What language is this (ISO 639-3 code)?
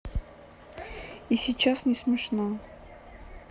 rus